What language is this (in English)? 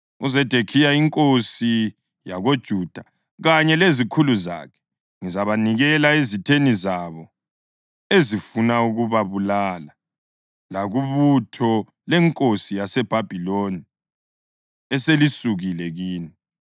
North Ndebele